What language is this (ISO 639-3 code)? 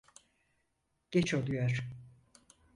tur